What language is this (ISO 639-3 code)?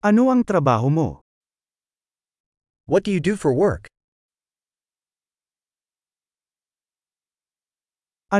fil